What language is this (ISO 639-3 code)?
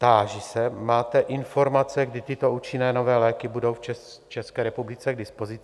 ces